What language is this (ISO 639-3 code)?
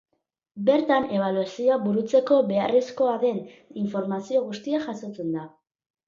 eus